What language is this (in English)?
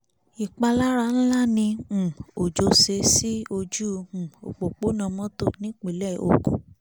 Yoruba